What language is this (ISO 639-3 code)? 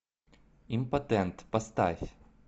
rus